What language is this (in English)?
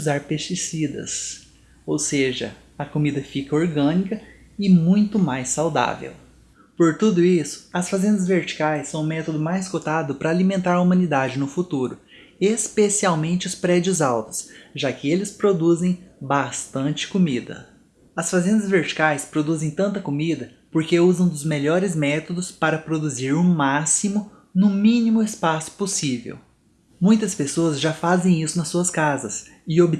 Portuguese